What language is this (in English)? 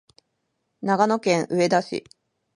Japanese